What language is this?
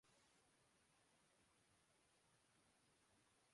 Urdu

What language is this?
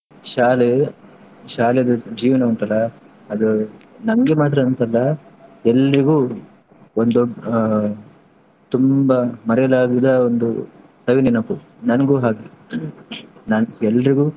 Kannada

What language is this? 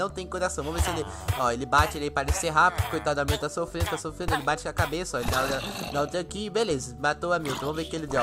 Portuguese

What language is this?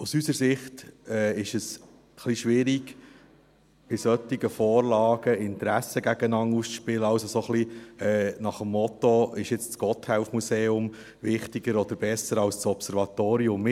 Swiss German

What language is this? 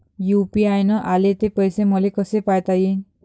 Marathi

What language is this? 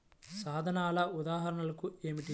Telugu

